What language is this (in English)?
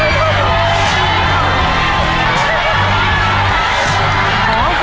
Thai